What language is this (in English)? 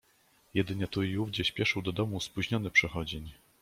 Polish